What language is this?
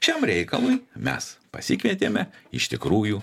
Lithuanian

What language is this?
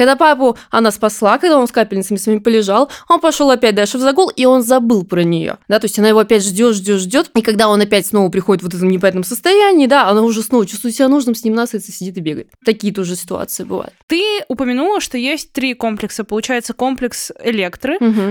Russian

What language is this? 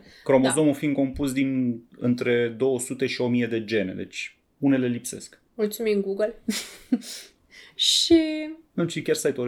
Romanian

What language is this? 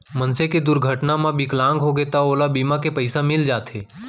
Chhattisgarhi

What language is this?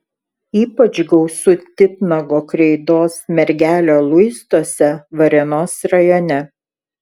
Lithuanian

